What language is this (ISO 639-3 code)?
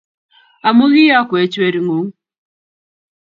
kln